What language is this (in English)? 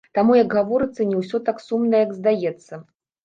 Belarusian